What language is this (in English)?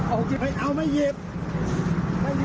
Thai